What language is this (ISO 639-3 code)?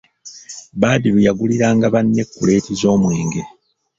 lug